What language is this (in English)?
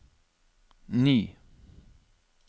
Norwegian